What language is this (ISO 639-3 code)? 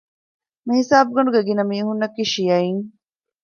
div